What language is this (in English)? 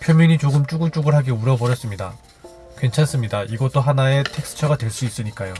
Korean